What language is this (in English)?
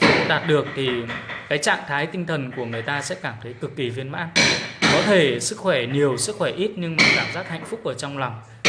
Vietnamese